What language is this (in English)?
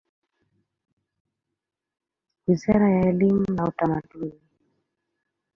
Swahili